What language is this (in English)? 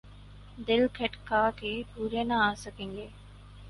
Urdu